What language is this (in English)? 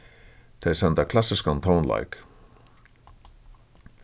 Faroese